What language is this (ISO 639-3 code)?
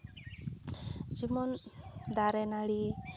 sat